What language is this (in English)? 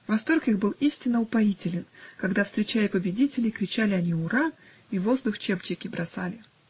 Russian